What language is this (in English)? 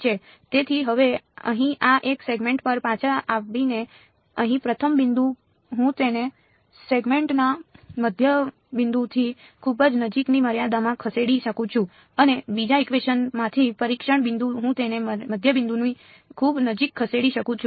Gujarati